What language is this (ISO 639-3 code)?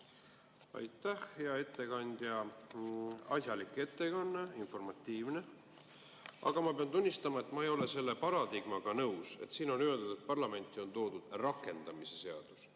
est